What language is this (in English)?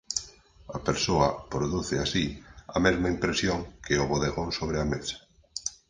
Galician